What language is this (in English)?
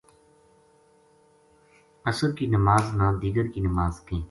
Gujari